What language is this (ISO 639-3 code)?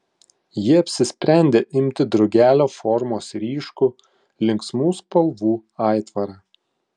lit